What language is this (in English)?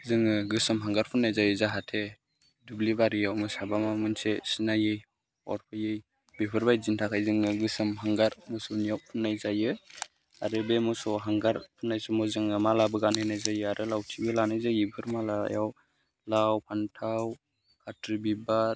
Bodo